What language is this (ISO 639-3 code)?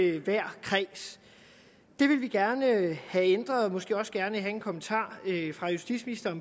dan